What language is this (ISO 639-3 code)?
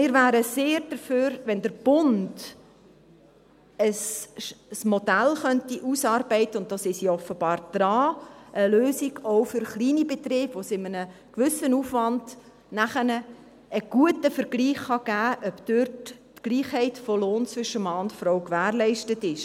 gsw